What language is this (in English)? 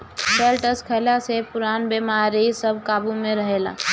Bhojpuri